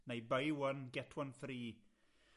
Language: Welsh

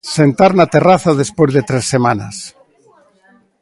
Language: Galician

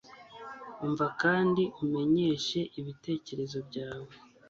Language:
Kinyarwanda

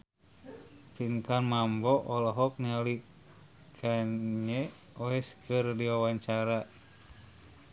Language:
Sundanese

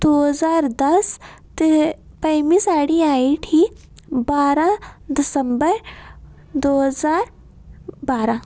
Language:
Dogri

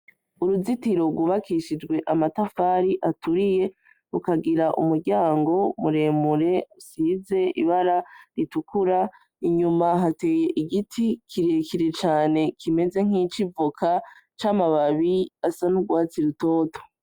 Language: Rundi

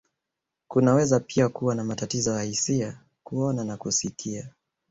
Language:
Swahili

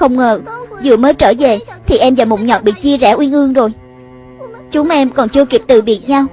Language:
Vietnamese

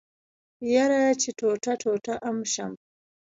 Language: Pashto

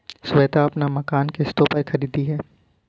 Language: Hindi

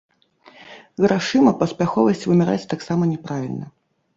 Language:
Belarusian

